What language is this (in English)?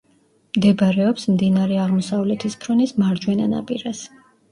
Georgian